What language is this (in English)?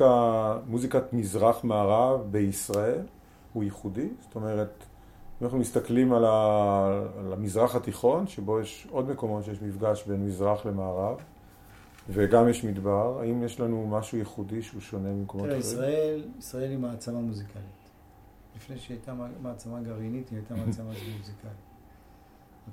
Hebrew